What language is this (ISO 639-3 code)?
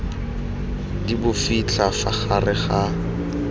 tsn